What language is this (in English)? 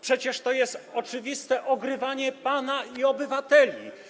Polish